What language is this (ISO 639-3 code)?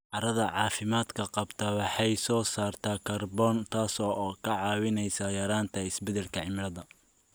som